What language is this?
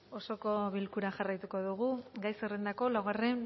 Basque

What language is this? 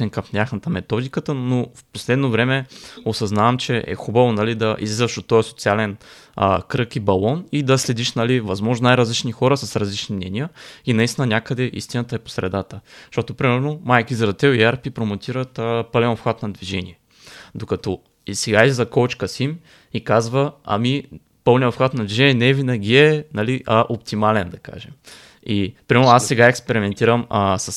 Bulgarian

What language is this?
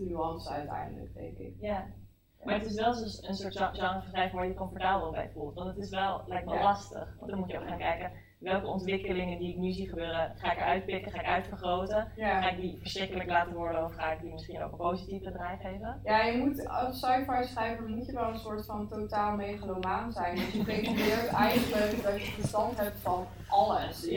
Dutch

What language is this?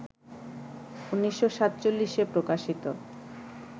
Bangla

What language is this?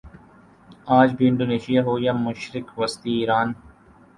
Urdu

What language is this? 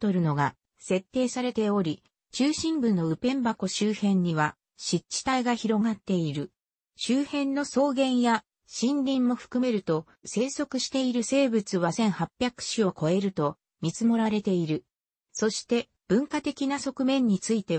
Japanese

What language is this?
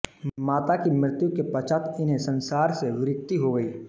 Hindi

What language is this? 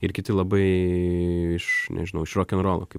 Lithuanian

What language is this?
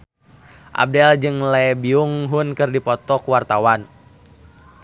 Sundanese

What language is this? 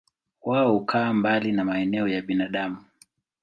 Swahili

